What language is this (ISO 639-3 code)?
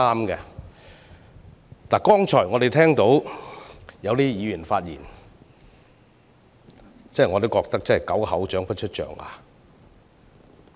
yue